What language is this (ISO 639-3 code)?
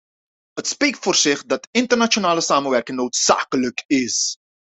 nld